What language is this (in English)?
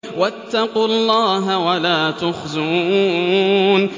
Arabic